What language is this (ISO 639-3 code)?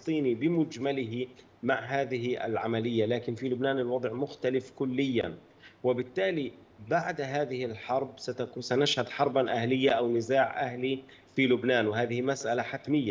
ara